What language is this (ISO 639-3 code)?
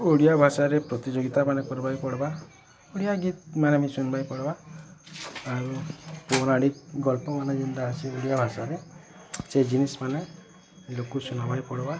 ori